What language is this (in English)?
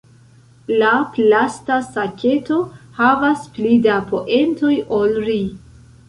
Esperanto